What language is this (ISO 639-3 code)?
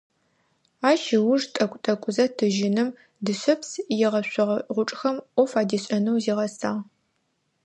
ady